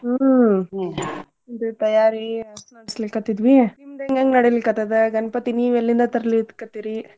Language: Kannada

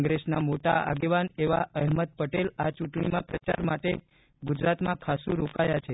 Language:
Gujarati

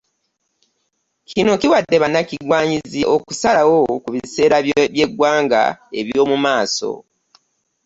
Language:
Ganda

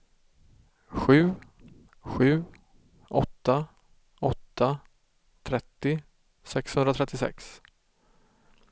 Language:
Swedish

